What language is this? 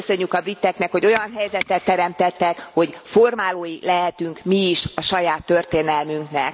Hungarian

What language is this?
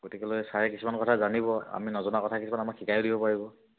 Assamese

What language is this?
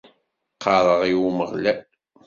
Kabyle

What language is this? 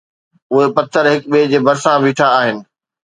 Sindhi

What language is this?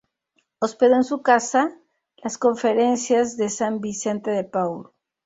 Spanish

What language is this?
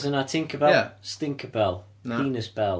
Welsh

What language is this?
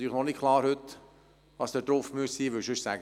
Swiss German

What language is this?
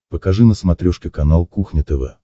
Russian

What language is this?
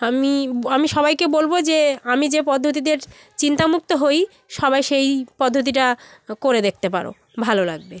Bangla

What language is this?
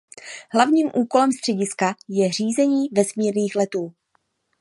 Czech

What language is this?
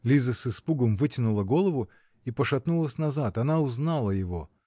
Russian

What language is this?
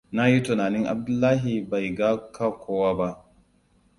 Hausa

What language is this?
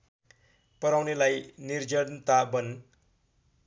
Nepali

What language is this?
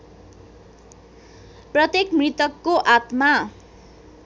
Nepali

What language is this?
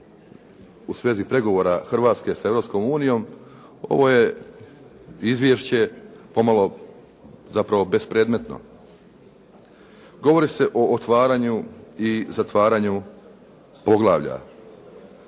Croatian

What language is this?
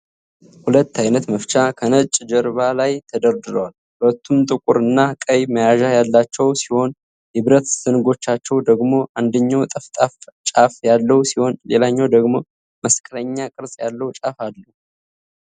Amharic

